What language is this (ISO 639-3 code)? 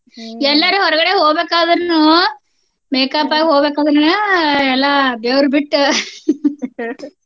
kan